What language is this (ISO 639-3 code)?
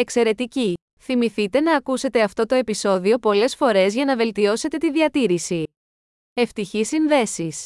ell